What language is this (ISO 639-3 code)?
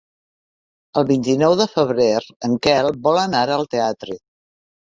cat